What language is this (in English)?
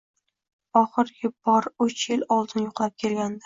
Uzbek